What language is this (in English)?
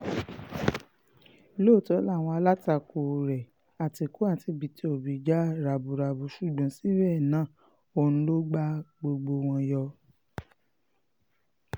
Yoruba